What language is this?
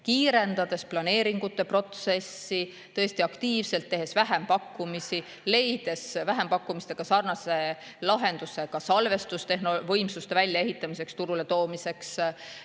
Estonian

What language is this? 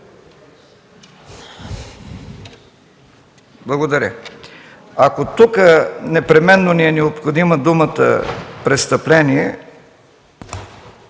Bulgarian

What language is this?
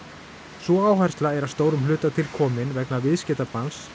Icelandic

